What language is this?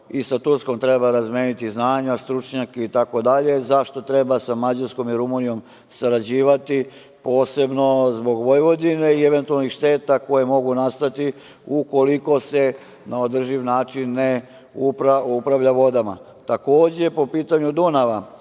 Serbian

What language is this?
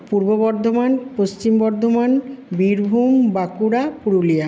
Bangla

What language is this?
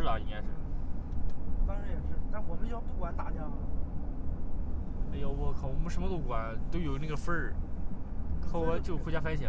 Chinese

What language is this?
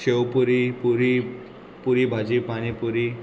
Konkani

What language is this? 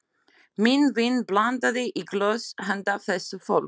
Icelandic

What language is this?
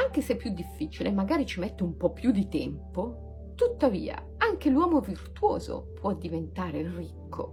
Italian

